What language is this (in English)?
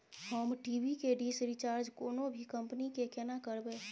Maithili